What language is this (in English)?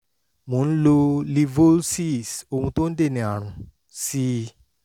Yoruba